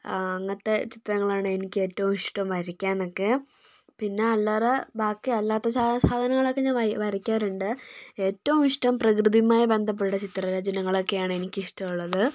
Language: Malayalam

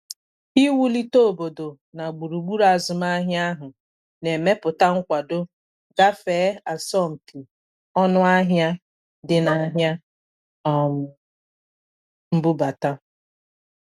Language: Igbo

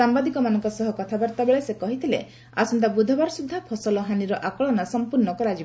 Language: Odia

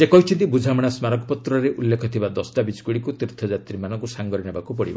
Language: Odia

